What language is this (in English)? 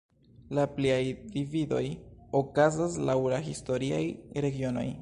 Esperanto